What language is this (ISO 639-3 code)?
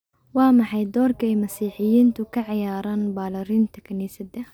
som